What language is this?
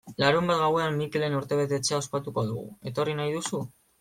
Basque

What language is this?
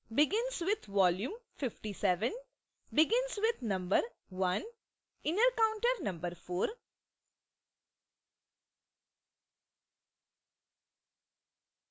Hindi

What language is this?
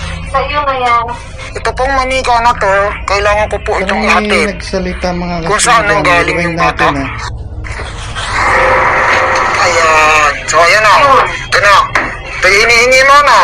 Filipino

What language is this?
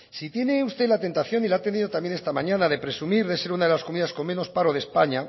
Spanish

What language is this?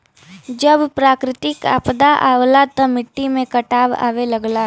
Bhojpuri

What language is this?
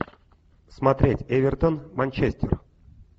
Russian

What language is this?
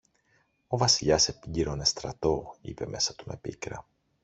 Greek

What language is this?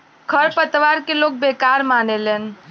Bhojpuri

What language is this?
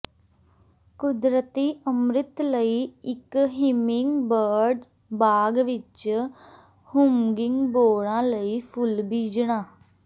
Punjabi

